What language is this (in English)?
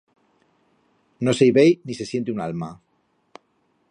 Aragonese